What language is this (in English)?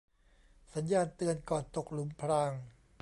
Thai